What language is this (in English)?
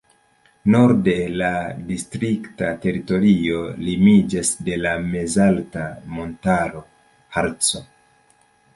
Esperanto